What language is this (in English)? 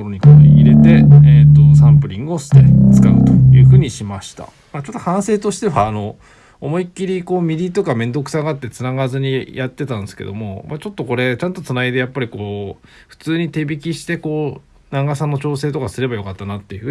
Japanese